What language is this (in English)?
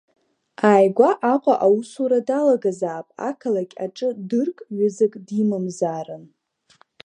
Abkhazian